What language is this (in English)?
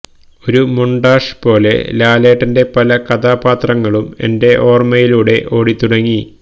Malayalam